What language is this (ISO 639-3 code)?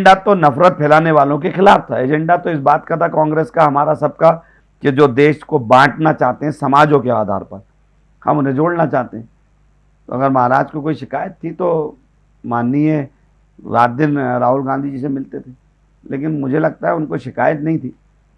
hin